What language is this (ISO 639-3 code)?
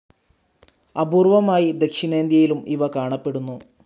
mal